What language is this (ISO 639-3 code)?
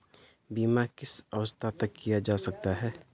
hin